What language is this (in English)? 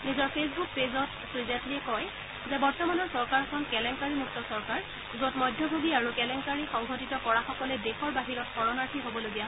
Assamese